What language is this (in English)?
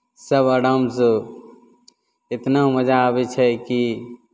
Maithili